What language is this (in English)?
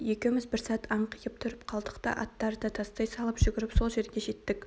Kazakh